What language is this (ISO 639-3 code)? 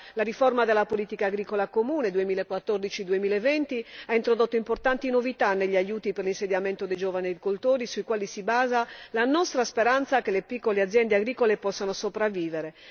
ita